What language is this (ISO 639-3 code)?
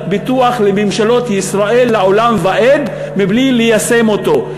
heb